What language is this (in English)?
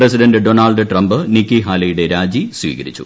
Malayalam